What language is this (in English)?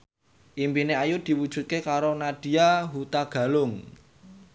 Javanese